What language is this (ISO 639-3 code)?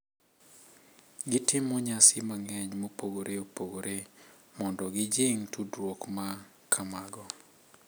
luo